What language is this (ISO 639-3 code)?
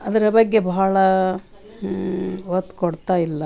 kan